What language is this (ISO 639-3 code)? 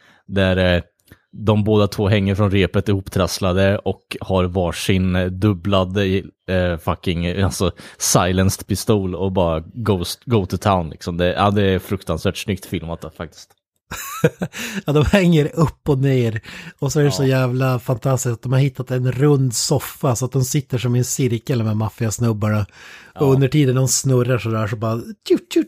swe